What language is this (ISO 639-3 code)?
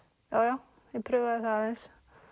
isl